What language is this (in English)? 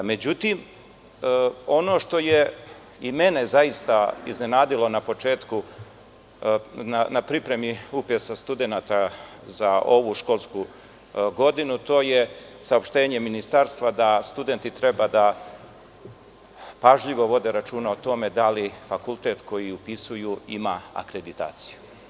Serbian